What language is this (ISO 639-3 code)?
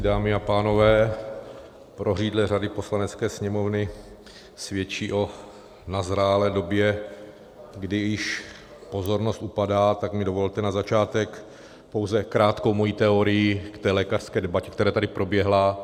ces